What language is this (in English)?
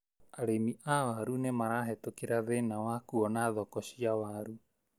Kikuyu